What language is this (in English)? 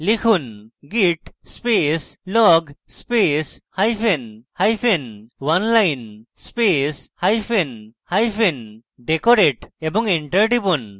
Bangla